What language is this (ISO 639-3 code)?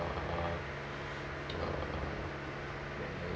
eng